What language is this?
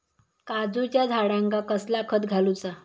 Marathi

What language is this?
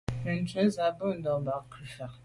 Medumba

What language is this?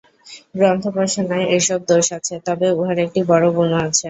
Bangla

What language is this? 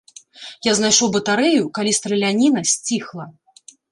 Belarusian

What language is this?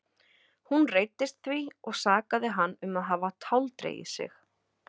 Icelandic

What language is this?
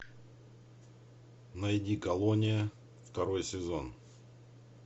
Russian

